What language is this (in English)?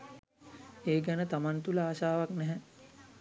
Sinhala